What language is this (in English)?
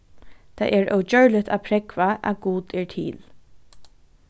Faroese